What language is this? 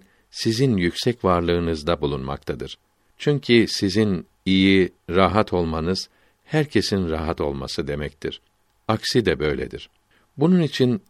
Turkish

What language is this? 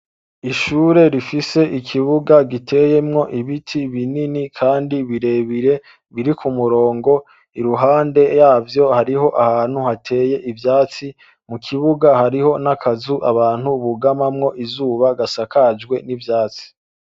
Rundi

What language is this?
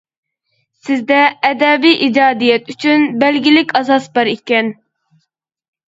Uyghur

